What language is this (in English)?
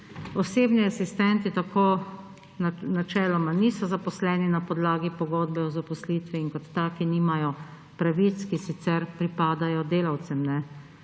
Slovenian